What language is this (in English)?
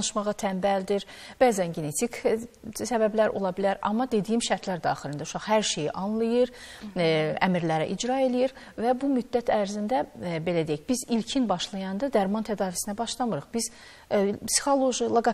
Turkish